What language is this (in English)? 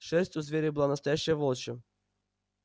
Russian